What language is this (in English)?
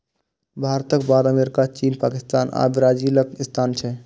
Maithili